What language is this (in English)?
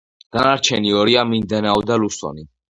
Georgian